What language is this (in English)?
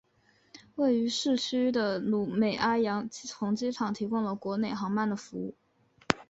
Chinese